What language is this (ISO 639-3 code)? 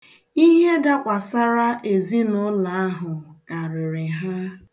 ibo